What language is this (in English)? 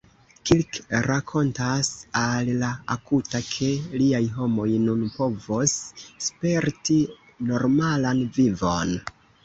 Esperanto